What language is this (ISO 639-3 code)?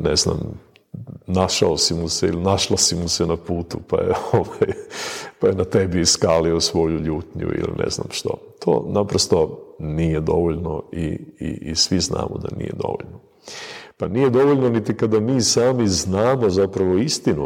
hrv